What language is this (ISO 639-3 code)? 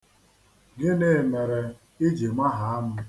ibo